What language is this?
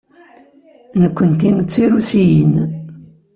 Kabyle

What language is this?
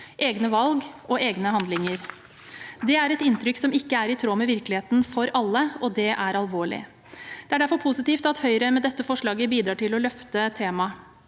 Norwegian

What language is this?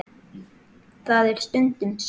Icelandic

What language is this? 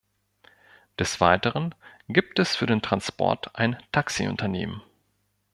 German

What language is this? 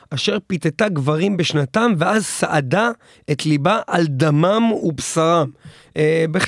Hebrew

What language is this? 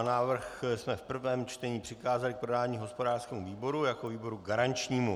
Czech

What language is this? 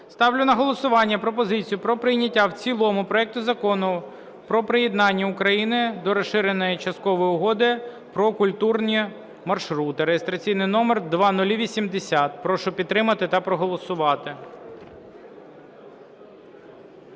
Ukrainian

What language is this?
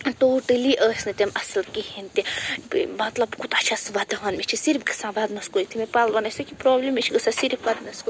Kashmiri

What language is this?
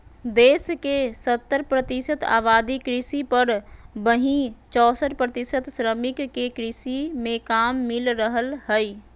Magahi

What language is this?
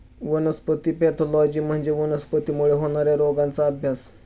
Marathi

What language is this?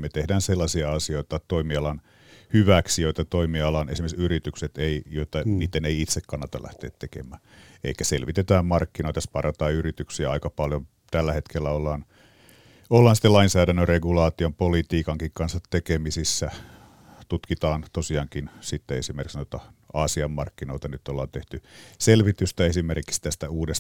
Finnish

